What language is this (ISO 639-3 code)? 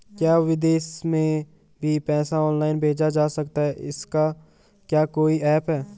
hin